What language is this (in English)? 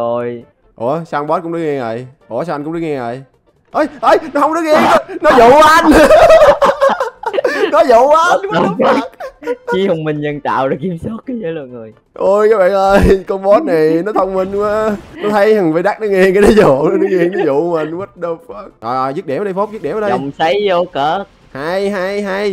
Vietnamese